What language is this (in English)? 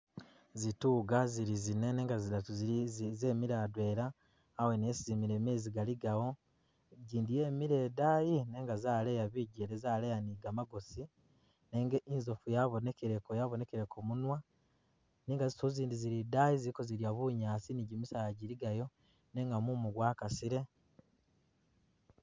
Masaaba